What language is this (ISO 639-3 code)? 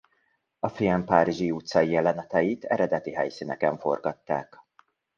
hun